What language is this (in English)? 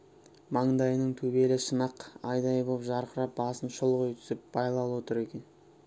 Kazakh